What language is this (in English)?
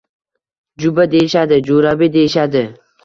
Uzbek